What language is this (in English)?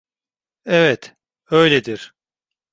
Turkish